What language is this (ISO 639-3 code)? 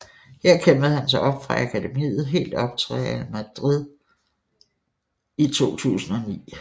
dan